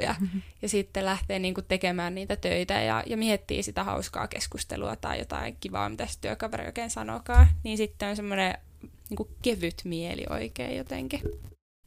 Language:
Finnish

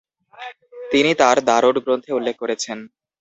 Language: Bangla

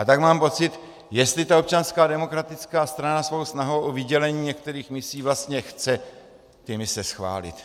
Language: Czech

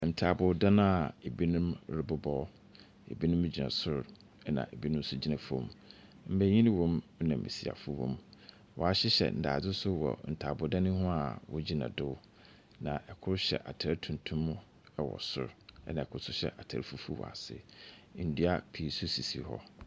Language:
Akan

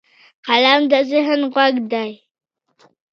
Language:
Pashto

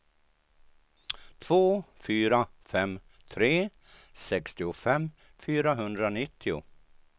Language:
Swedish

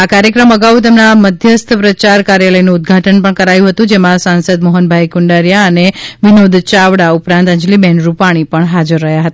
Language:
Gujarati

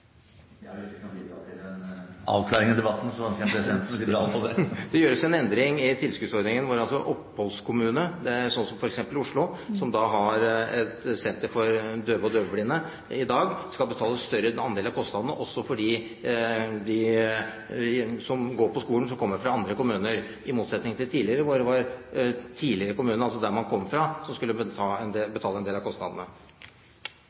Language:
Norwegian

